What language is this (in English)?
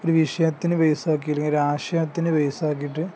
Malayalam